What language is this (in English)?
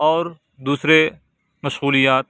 Urdu